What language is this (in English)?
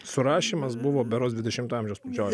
Lithuanian